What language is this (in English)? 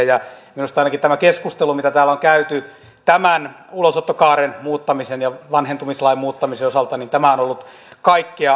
Finnish